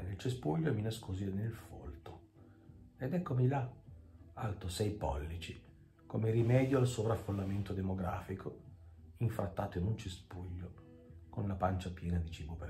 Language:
Italian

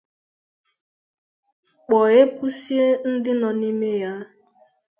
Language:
Igbo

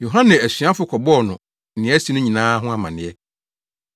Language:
Akan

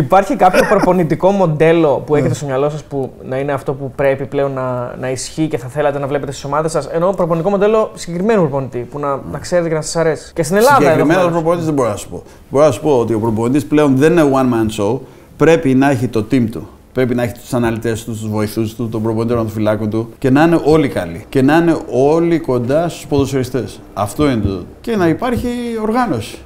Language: Greek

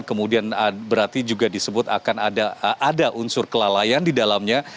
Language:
Indonesian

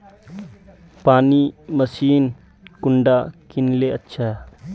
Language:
Magahi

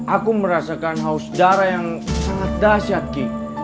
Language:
Indonesian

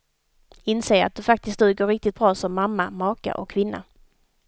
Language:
Swedish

